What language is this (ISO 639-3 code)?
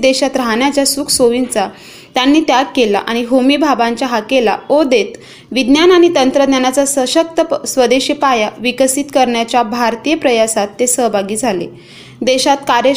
mar